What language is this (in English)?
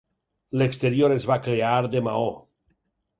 Catalan